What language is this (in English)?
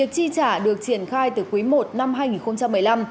Vietnamese